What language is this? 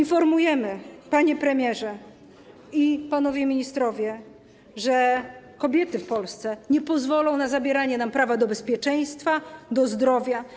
Polish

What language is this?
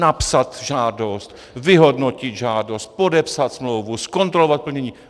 Czech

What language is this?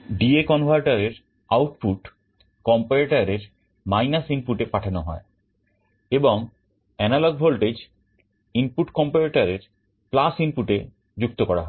Bangla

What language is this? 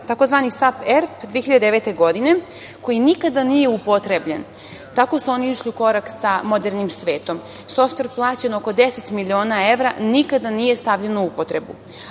Serbian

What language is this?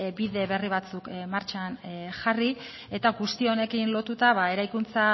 Basque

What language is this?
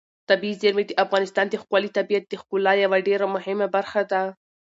Pashto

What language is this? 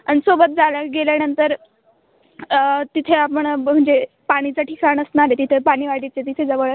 Marathi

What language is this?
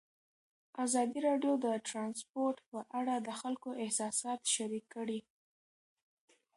Pashto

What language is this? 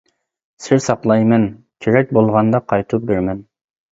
Uyghur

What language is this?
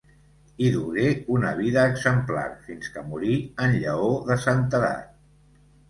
Catalan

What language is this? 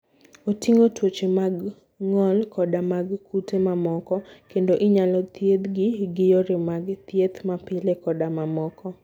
Luo (Kenya and Tanzania)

